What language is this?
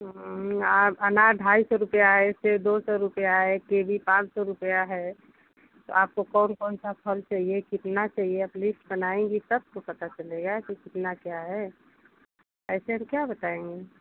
Hindi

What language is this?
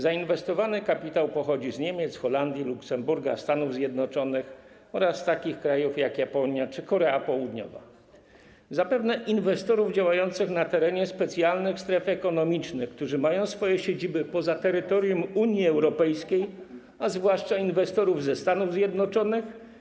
Polish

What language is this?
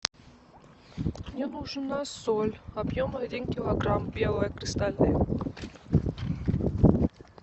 Russian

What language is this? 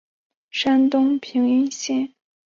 Chinese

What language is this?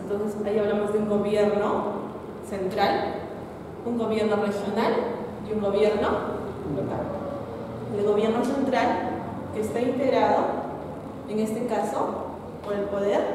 Spanish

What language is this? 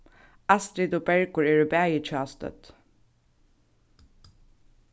Faroese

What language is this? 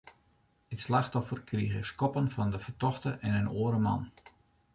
Western Frisian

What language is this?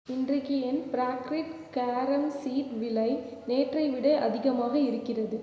Tamil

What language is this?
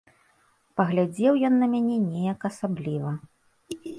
Belarusian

